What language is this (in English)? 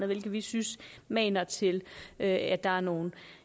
Danish